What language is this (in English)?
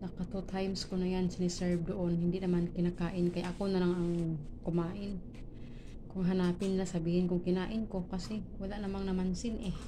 Filipino